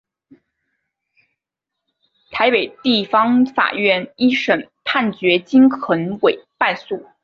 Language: Chinese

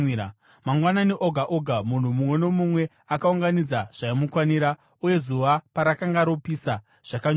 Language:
Shona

